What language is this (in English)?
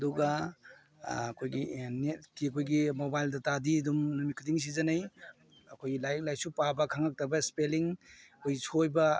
Manipuri